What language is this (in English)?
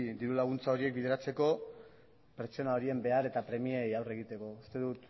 Basque